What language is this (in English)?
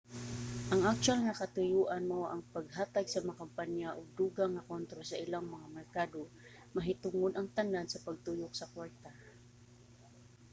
Cebuano